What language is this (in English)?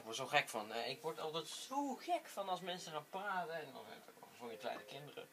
Dutch